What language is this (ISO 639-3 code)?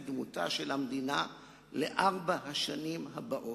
heb